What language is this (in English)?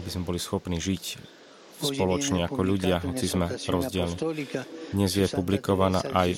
Slovak